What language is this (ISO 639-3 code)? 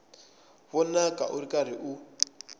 tso